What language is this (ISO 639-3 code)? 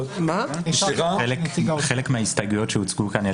heb